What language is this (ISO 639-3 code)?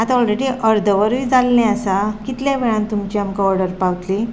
kok